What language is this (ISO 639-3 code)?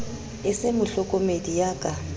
sot